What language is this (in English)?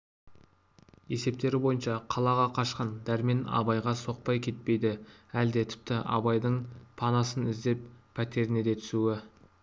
Kazakh